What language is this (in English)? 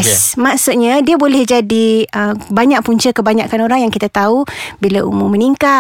Malay